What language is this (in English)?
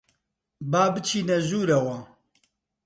Central Kurdish